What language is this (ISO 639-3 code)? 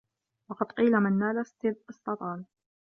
ara